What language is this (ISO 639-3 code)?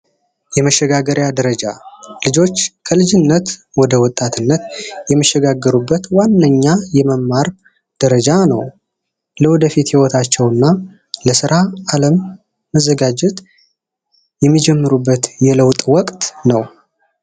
amh